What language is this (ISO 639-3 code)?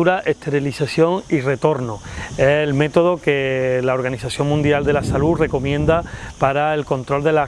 spa